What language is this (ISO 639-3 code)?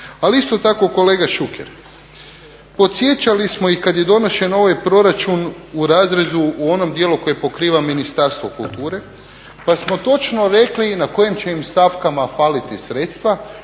hrv